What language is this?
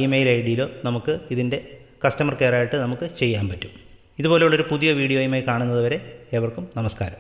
Malayalam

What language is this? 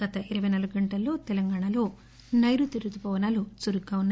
Telugu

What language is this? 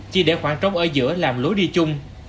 Vietnamese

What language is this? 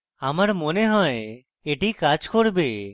Bangla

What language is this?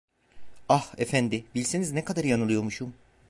Turkish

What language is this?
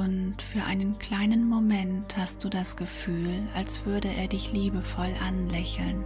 German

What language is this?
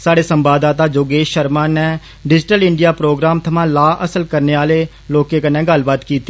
Dogri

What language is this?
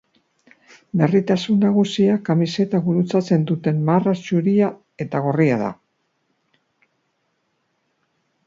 Basque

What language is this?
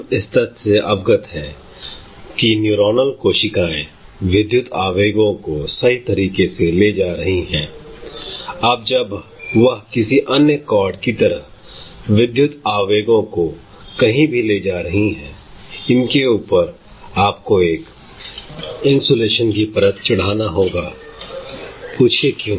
Hindi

